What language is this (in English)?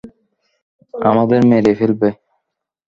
Bangla